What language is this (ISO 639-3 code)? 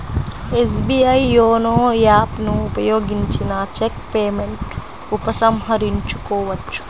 tel